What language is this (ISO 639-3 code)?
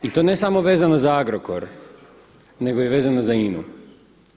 hrv